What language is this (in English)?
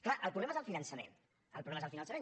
Catalan